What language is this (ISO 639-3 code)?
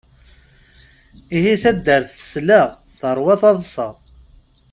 kab